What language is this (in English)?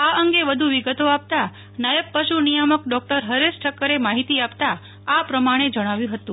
Gujarati